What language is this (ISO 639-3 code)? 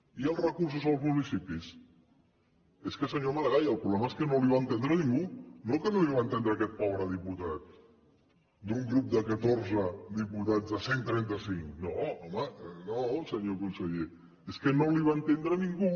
cat